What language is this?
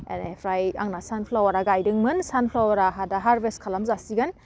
Bodo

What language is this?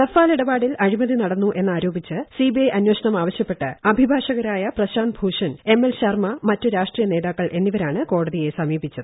Malayalam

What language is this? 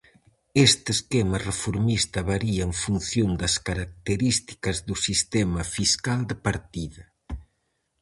Galician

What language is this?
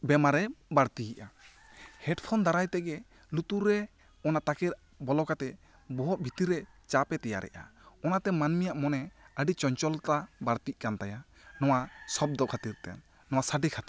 Santali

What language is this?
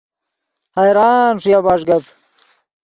Yidgha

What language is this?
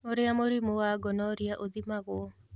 Kikuyu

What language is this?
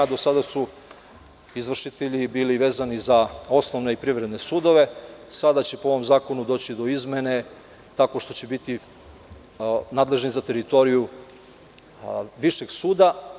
Serbian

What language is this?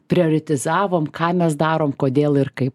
Lithuanian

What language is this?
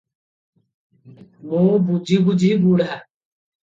Odia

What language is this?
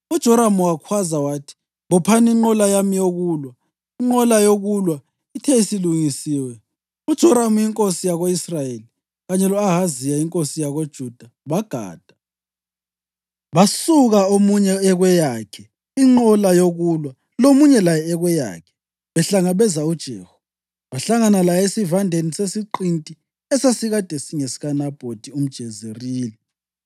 North Ndebele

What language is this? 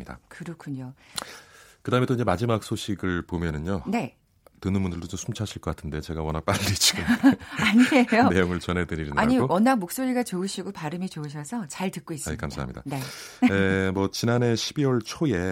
Korean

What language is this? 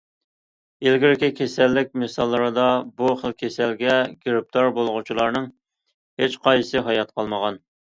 Uyghur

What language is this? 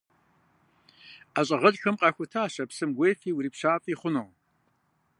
Kabardian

